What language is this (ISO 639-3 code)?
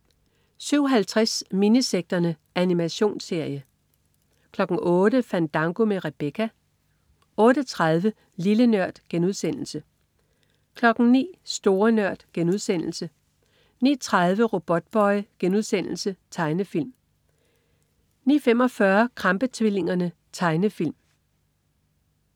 dan